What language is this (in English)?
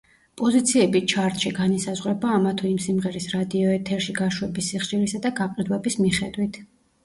Georgian